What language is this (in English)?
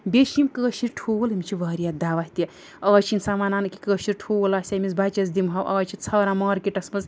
Kashmiri